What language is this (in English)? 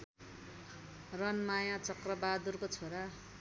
Nepali